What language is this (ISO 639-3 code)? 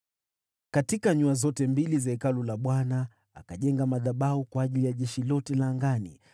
swa